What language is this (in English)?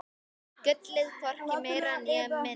Icelandic